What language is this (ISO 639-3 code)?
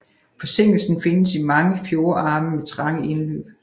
dan